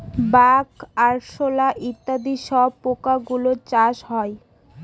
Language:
Bangla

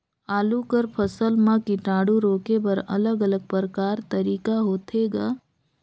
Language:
Chhattisgarhi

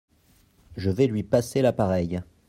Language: French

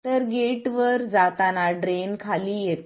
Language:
Marathi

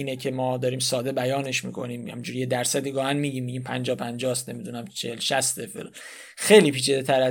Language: Persian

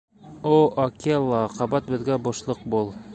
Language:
Bashkir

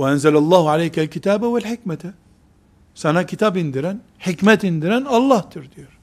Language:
Turkish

